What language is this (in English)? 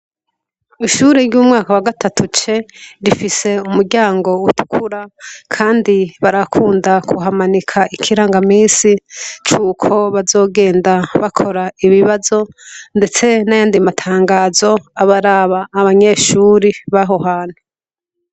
Rundi